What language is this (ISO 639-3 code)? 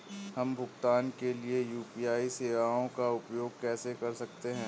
hin